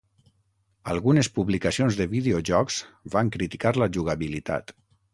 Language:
Catalan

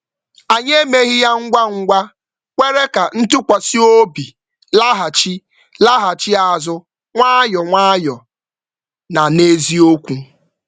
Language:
Igbo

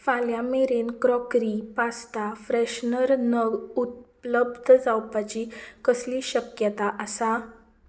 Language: Konkani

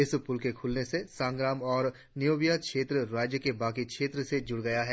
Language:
Hindi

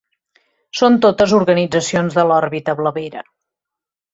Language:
Catalan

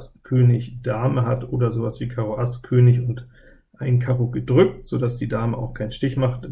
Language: German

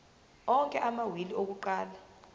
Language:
Zulu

